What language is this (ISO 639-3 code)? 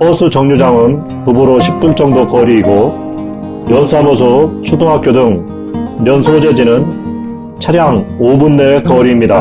kor